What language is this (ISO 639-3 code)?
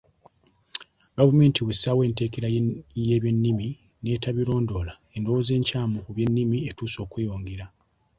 lug